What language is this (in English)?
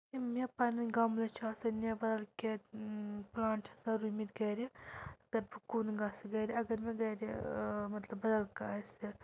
Kashmiri